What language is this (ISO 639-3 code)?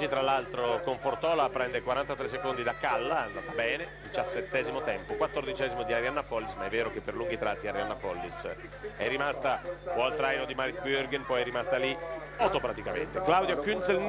ita